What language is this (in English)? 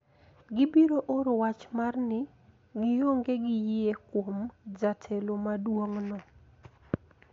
Luo (Kenya and Tanzania)